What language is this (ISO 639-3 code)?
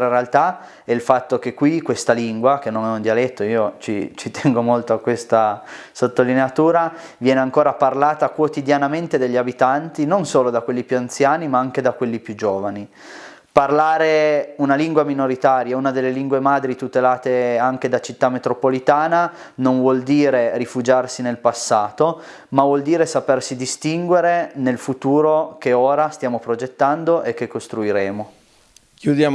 ita